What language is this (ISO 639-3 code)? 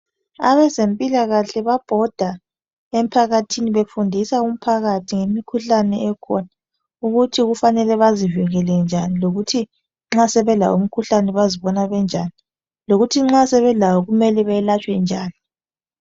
nde